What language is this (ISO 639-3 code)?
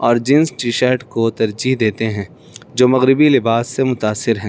urd